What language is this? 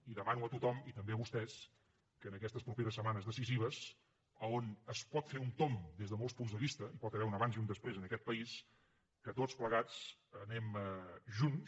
Catalan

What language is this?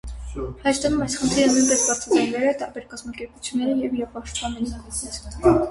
Armenian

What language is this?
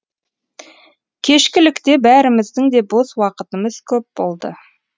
Kazakh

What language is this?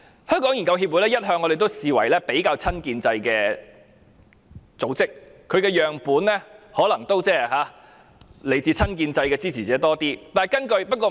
Cantonese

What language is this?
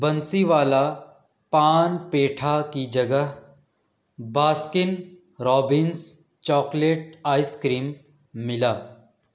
Urdu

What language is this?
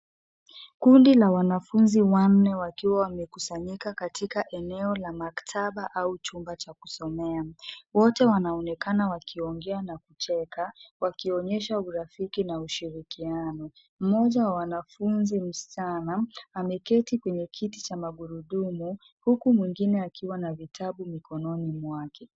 Swahili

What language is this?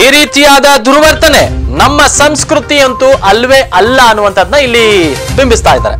Kannada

